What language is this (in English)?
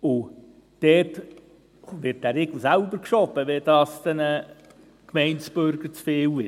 Swiss German